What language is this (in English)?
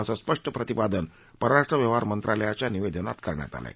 Marathi